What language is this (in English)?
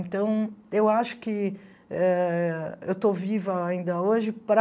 Portuguese